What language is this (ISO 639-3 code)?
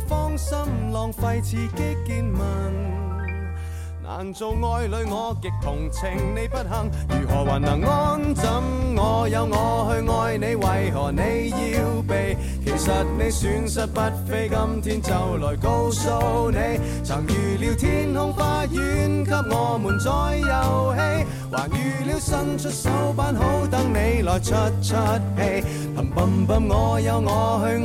zho